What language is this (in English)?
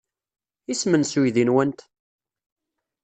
Kabyle